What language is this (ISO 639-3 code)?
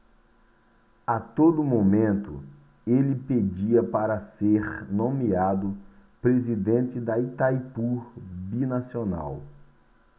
por